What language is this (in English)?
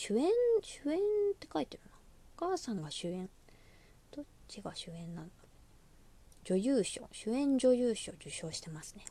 Japanese